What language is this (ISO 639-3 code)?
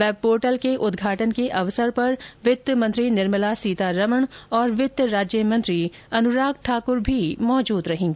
hin